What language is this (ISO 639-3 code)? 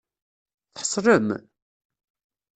kab